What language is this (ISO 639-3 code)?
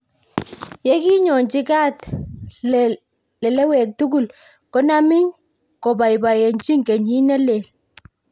kln